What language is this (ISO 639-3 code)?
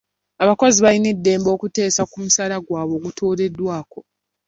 lug